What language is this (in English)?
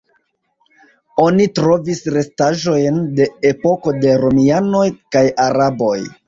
Esperanto